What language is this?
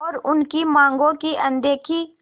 Hindi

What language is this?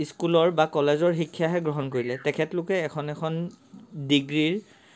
Assamese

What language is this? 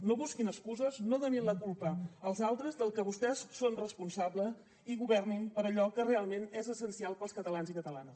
Catalan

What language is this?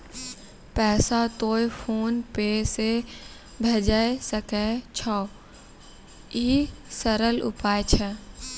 Maithili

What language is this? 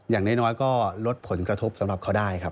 Thai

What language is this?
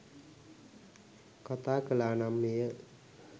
Sinhala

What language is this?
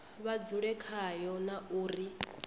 Venda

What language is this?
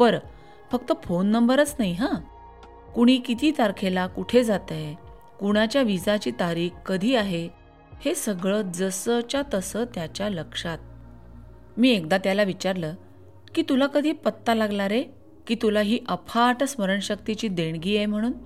Marathi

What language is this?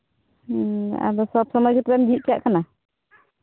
Santali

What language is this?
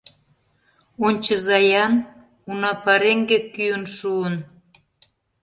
Mari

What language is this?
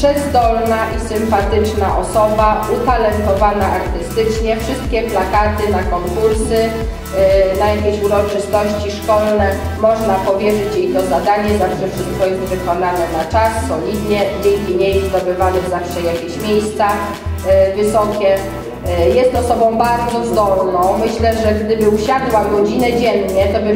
Polish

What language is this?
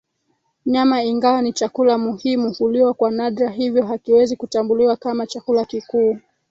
Swahili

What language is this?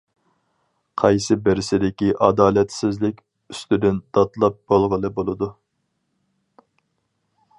Uyghur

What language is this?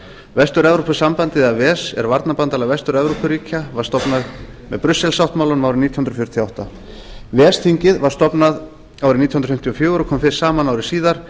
Icelandic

